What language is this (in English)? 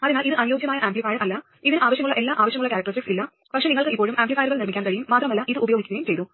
Malayalam